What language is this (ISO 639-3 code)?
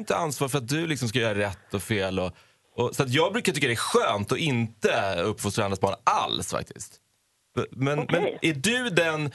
swe